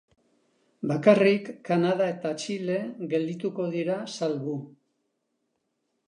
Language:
Basque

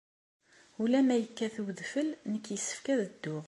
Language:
Kabyle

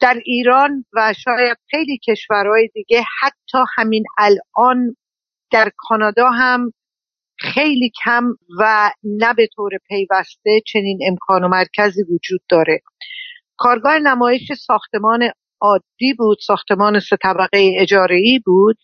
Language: Persian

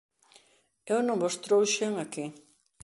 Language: Galician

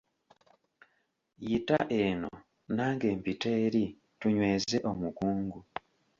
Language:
Ganda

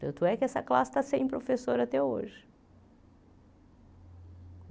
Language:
Portuguese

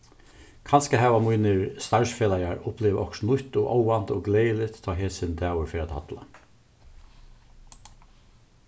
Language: Faroese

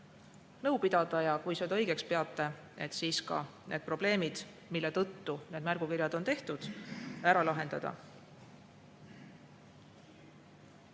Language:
Estonian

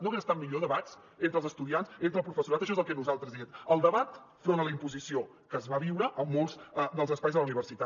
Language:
Catalan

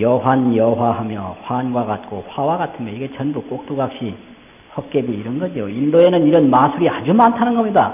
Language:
Korean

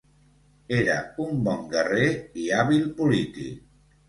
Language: Catalan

